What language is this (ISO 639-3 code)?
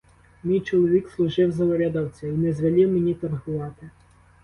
ukr